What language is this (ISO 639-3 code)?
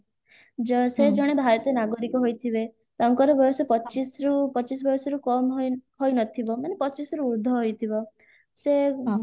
ori